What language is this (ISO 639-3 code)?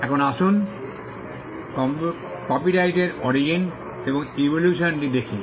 ben